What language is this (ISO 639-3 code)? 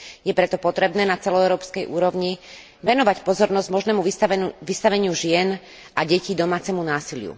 slk